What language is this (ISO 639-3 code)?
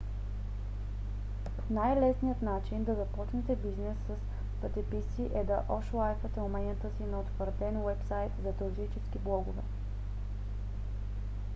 bul